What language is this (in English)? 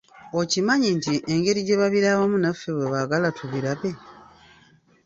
Ganda